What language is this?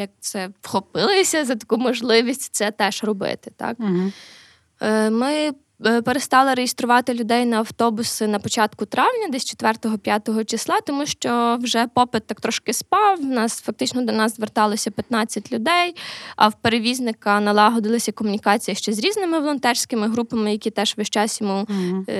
Ukrainian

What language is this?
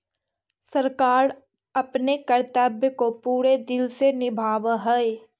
Magahi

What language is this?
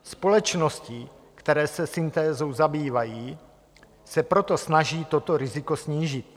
Czech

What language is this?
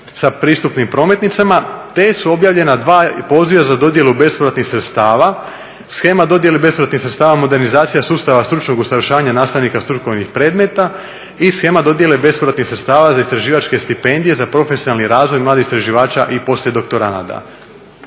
Croatian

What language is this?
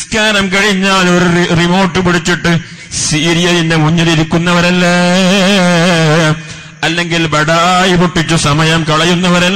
Arabic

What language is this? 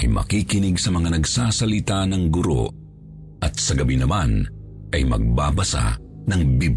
Filipino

